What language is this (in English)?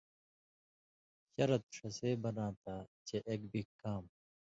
Indus Kohistani